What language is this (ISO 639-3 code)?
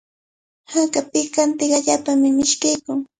qvl